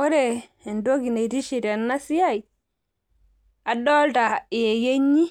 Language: Masai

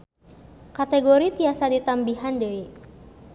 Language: Sundanese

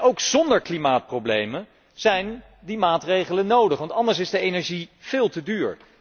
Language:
Dutch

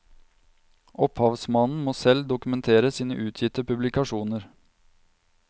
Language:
Norwegian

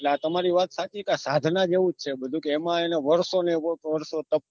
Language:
Gujarati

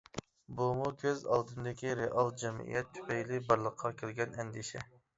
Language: Uyghur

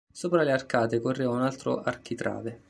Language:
Italian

